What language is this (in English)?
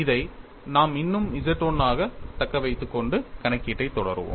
Tamil